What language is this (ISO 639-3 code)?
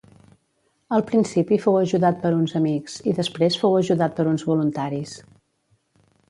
cat